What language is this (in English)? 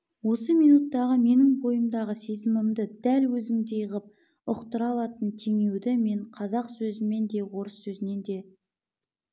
Kazakh